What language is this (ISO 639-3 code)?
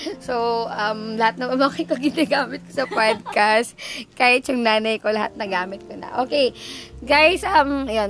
fil